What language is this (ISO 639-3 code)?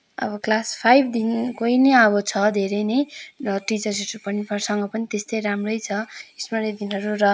nep